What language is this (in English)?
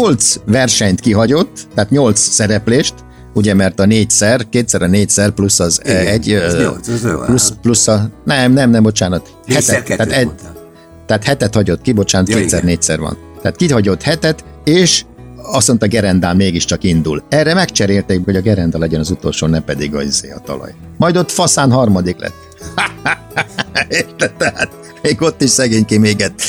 Hungarian